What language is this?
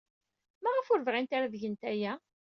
Kabyle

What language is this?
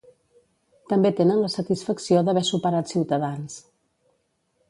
Catalan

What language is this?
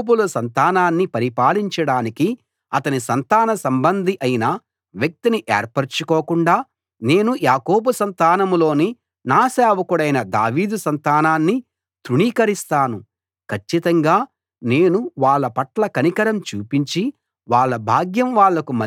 Telugu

